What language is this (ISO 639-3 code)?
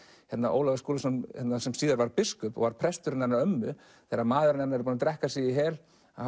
isl